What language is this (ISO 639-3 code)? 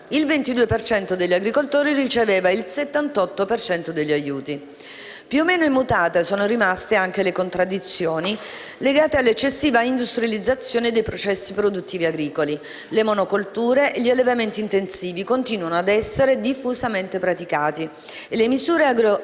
ita